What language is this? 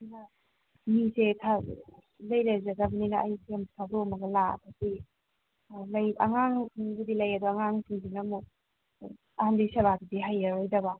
Manipuri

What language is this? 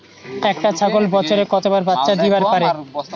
Bangla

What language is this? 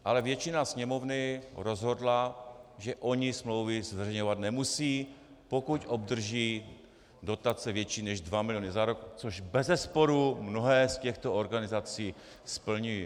Czech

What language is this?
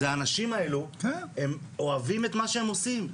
Hebrew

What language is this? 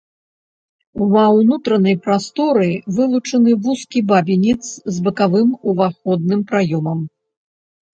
Belarusian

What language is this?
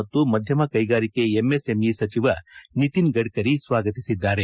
Kannada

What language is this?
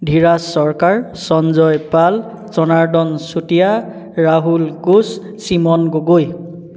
Assamese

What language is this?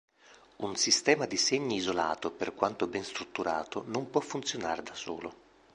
Italian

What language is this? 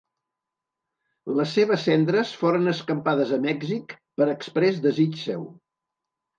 Catalan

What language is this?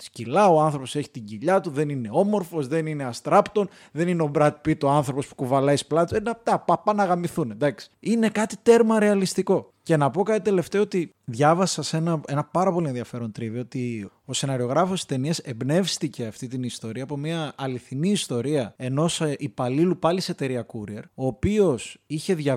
Greek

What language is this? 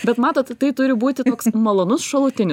Lithuanian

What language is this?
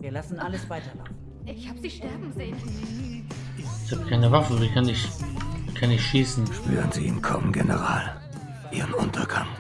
German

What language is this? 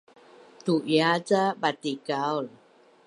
Bunun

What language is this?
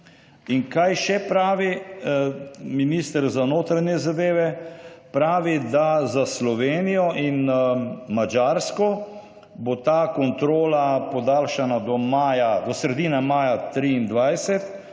Slovenian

